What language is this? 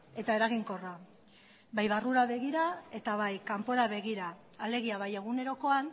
Basque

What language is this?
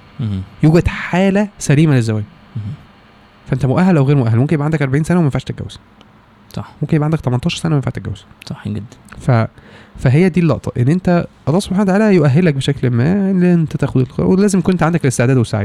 Arabic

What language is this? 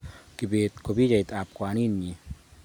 Kalenjin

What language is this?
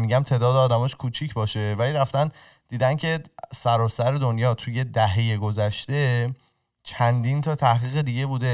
Persian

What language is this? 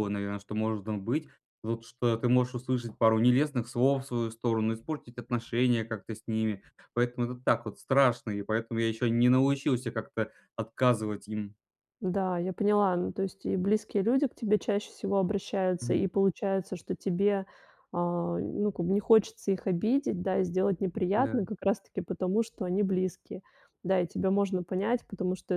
Russian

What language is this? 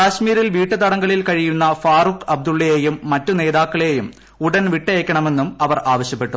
Malayalam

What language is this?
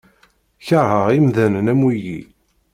Kabyle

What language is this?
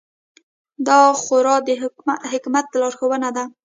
Pashto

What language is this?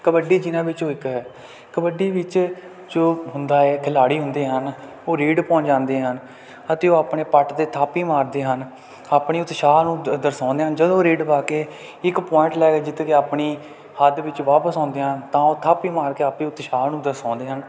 Punjabi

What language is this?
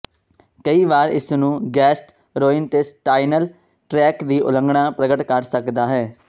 Punjabi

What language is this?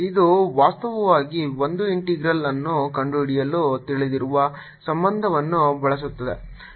Kannada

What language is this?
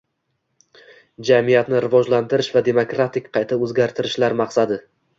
Uzbek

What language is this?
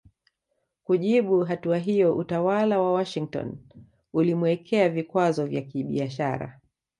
Swahili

